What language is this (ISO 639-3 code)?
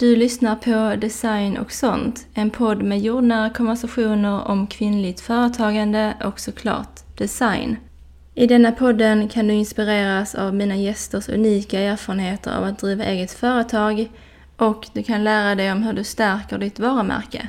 swe